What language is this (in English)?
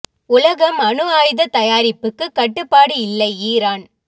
Tamil